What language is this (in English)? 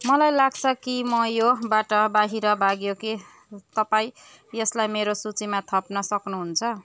Nepali